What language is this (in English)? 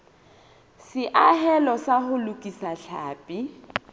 Southern Sotho